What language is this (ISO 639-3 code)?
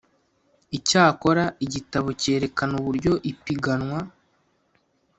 kin